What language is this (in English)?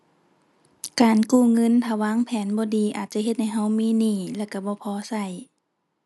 Thai